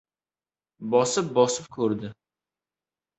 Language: Uzbek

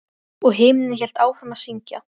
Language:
Icelandic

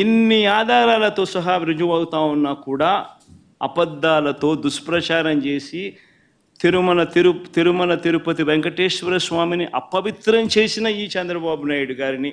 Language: Telugu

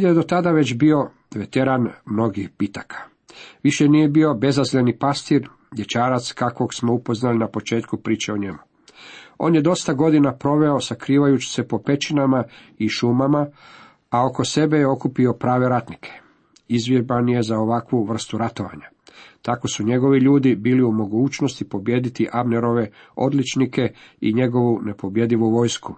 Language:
Croatian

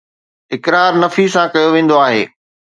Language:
Sindhi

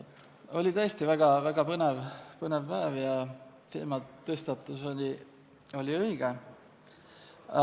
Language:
Estonian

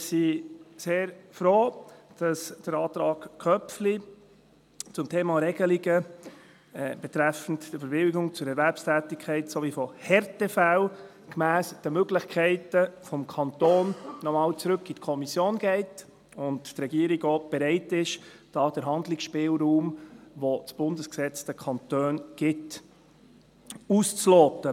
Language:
Swiss German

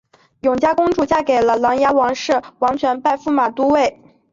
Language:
Chinese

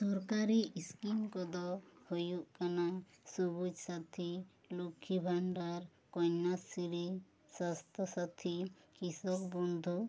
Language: Santali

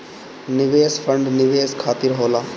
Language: Bhojpuri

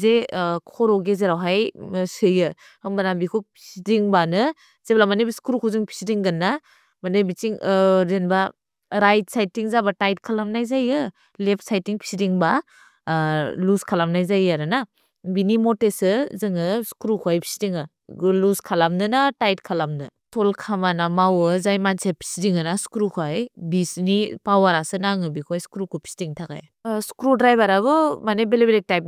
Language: Bodo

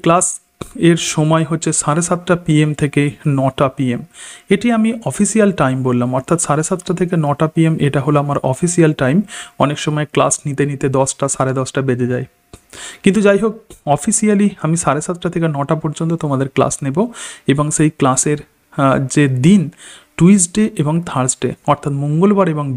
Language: Hindi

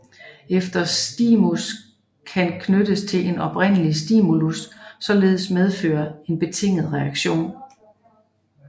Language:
Danish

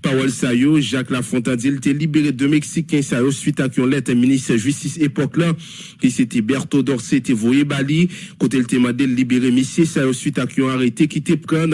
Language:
French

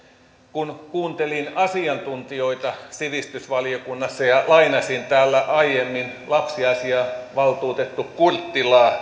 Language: Finnish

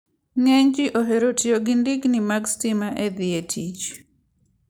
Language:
Luo (Kenya and Tanzania)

